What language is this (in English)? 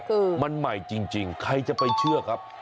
Thai